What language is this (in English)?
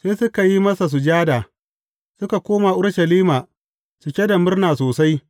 Hausa